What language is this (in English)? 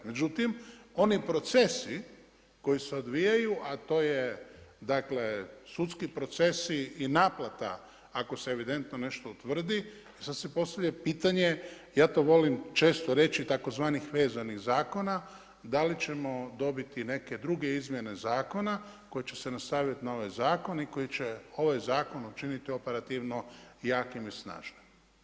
Croatian